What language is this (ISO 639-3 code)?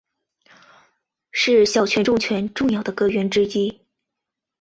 zho